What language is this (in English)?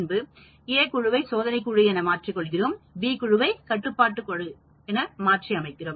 Tamil